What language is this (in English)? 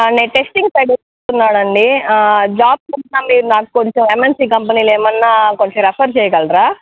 Telugu